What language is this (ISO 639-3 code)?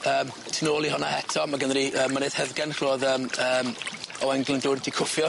cym